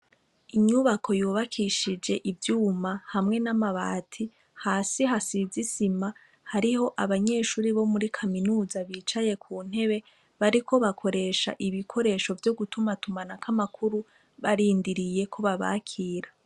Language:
Rundi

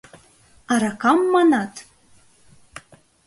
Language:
Mari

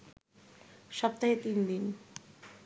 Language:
Bangla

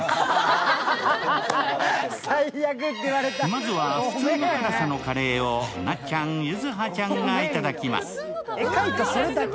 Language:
Japanese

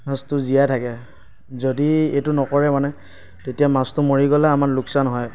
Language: Assamese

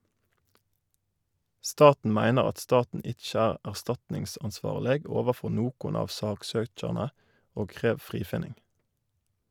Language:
Norwegian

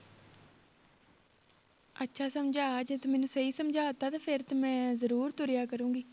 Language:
Punjabi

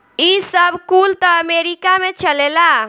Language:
Bhojpuri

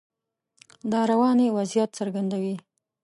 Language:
Pashto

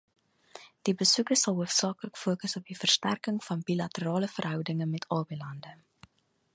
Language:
Afrikaans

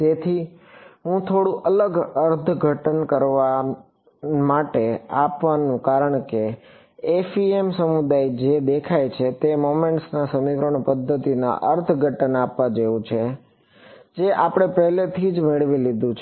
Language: Gujarati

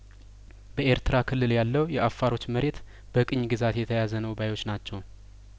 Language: Amharic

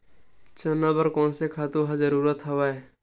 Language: Chhattisgarhi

